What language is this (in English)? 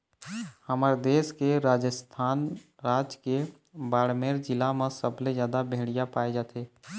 Chhattisgarhi